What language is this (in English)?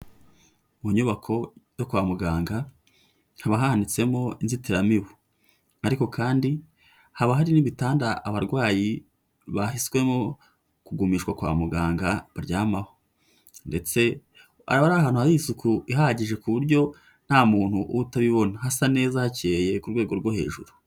Kinyarwanda